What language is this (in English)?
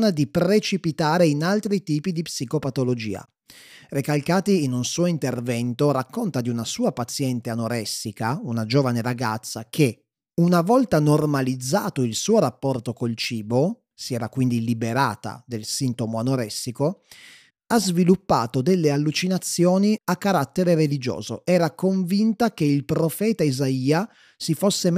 Italian